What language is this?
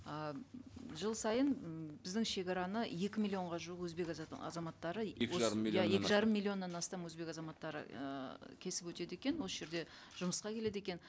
Kazakh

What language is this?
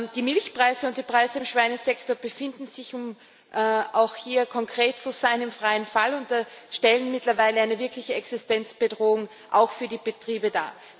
German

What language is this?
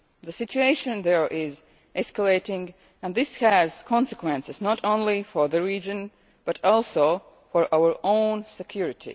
English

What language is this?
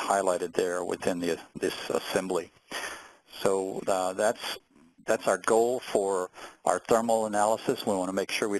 English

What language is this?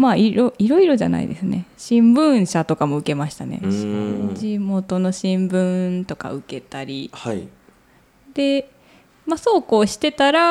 Japanese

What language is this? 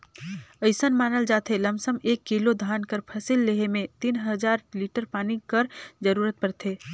Chhattisgarhi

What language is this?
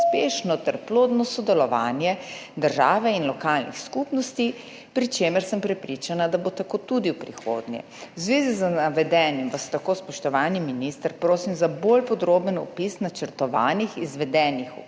Slovenian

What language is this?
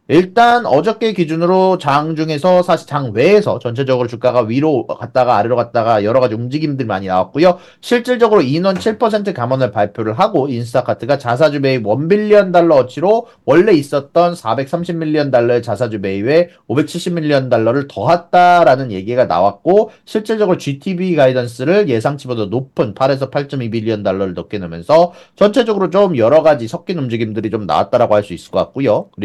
Korean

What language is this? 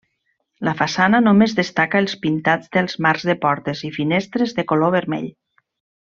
Catalan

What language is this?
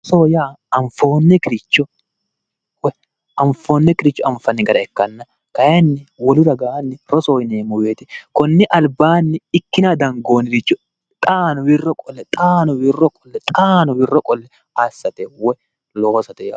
Sidamo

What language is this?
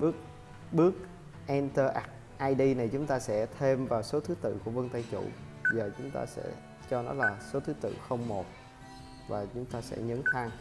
Vietnamese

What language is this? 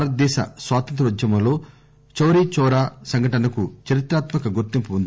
Telugu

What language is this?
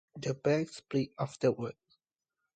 English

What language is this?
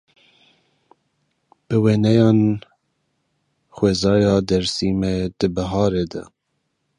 Kurdish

